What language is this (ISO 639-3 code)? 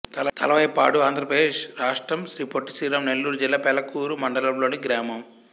tel